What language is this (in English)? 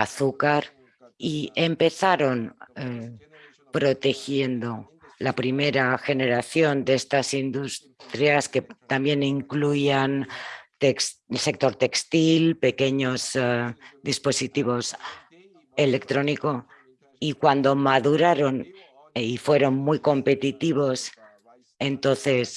Spanish